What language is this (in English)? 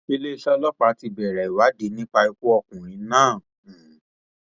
Yoruba